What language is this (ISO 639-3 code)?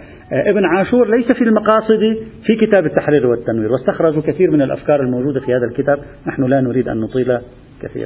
ara